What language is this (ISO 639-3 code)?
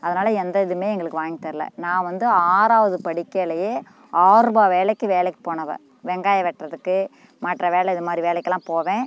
tam